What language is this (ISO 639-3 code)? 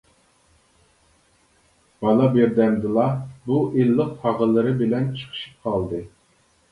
uig